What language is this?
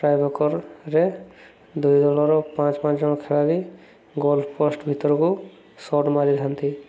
Odia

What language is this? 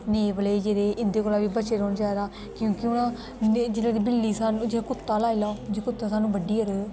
Dogri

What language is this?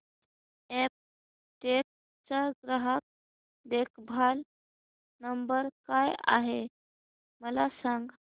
Marathi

